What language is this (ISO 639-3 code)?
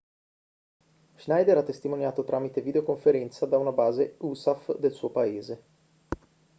ita